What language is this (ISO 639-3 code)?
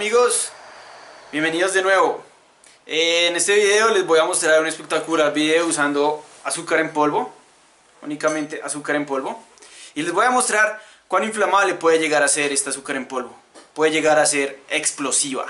spa